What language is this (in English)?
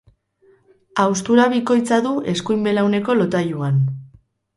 Basque